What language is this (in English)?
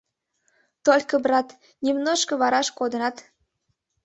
Mari